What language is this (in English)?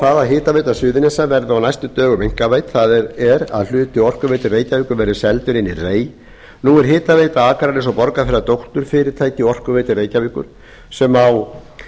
Icelandic